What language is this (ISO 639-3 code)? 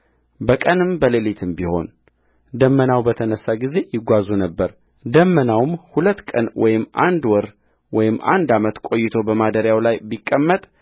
amh